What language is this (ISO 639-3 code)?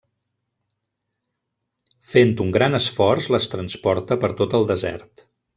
cat